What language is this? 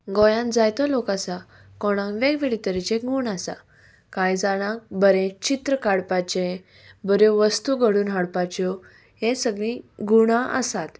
Konkani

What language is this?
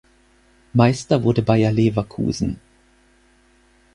German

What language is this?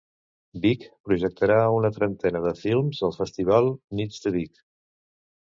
Catalan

